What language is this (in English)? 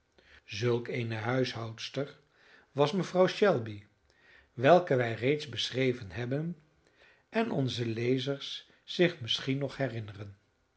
Dutch